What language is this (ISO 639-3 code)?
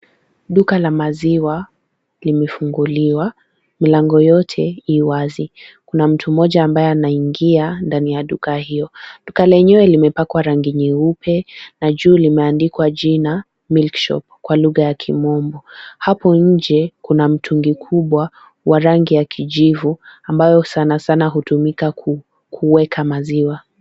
swa